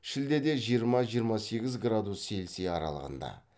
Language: Kazakh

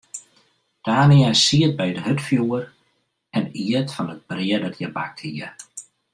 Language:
Western Frisian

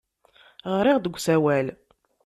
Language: Kabyle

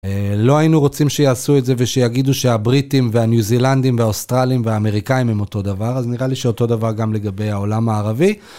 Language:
Hebrew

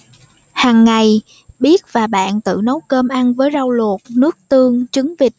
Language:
Vietnamese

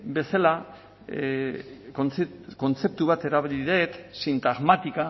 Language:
Basque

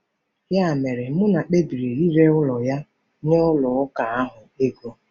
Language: Igbo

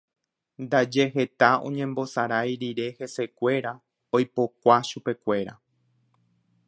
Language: Guarani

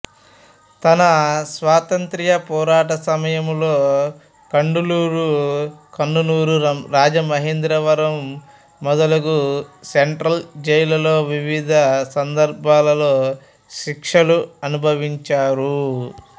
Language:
Telugu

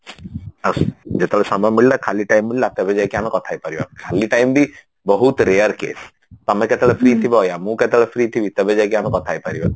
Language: Odia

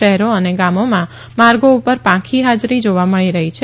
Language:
Gujarati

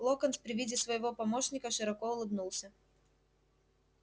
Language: Russian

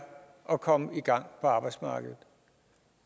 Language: Danish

